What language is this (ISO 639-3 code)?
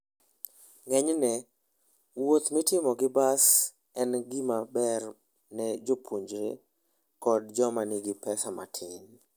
luo